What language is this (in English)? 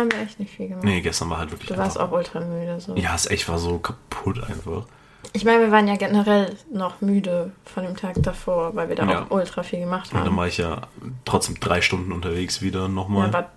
German